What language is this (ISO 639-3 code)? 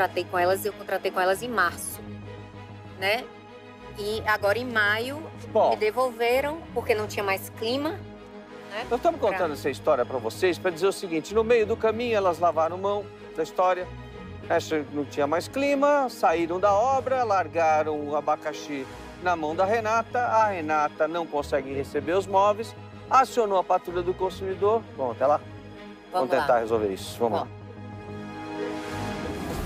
por